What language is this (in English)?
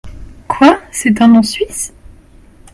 French